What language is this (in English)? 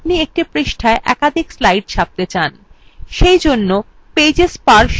Bangla